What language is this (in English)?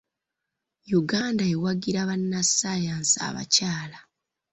Ganda